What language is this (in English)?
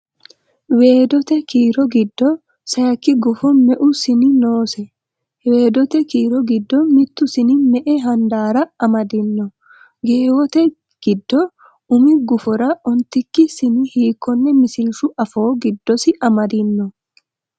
Sidamo